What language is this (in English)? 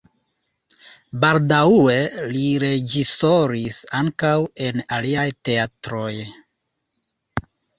Esperanto